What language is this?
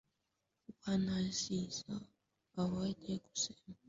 Swahili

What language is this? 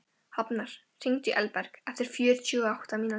Icelandic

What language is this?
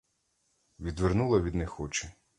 Ukrainian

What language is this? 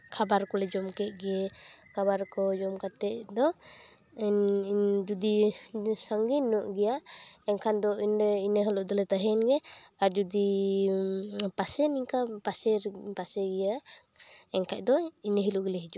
Santali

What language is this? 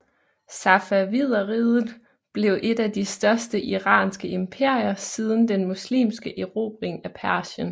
Danish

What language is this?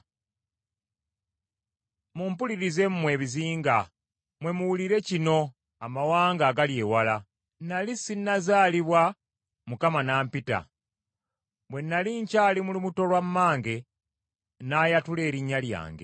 Ganda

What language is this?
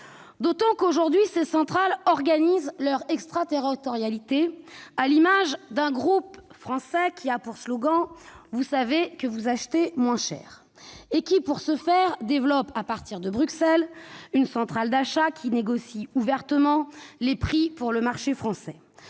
French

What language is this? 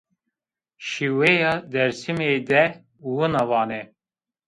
Zaza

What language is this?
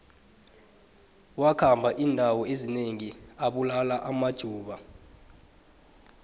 South Ndebele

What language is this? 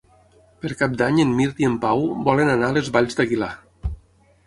Catalan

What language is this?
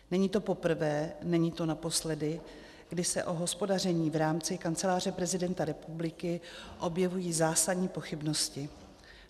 Czech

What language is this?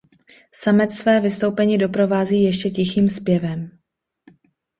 Czech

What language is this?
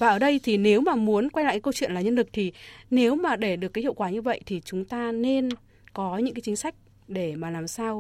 Vietnamese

